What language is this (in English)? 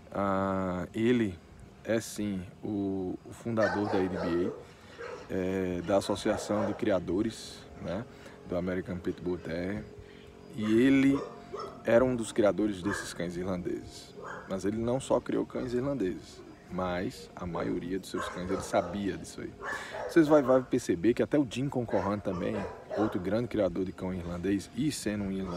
Portuguese